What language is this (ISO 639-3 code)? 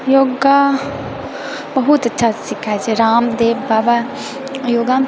mai